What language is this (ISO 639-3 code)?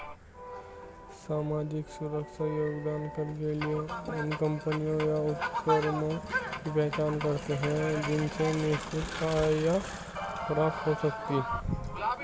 hin